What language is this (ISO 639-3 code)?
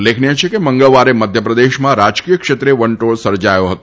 guj